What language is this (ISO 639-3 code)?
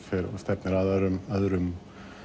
isl